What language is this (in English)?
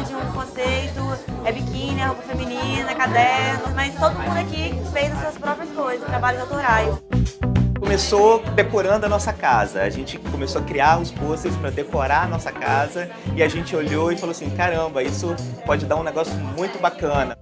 Portuguese